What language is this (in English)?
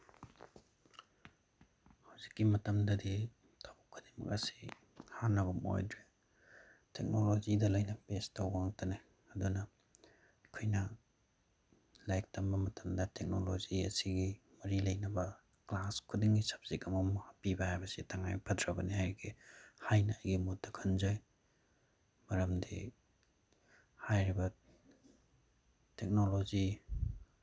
Manipuri